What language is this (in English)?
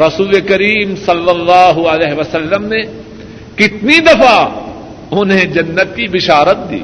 Urdu